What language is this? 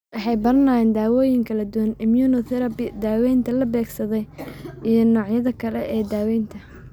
Somali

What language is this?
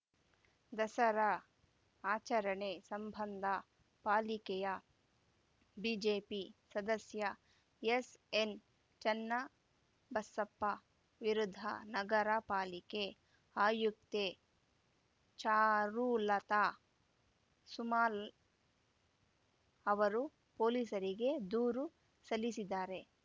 Kannada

